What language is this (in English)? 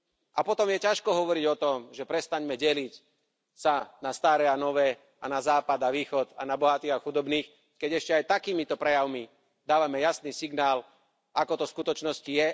Slovak